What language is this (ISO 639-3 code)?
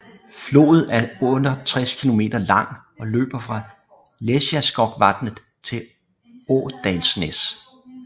dan